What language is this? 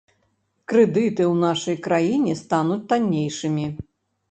Belarusian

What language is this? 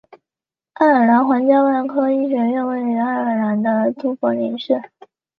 Chinese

